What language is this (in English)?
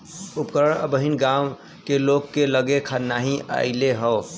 Bhojpuri